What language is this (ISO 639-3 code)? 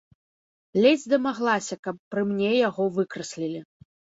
bel